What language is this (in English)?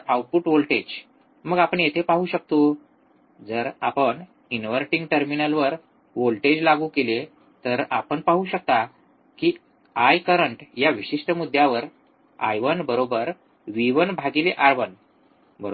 Marathi